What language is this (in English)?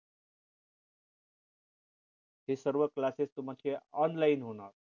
Marathi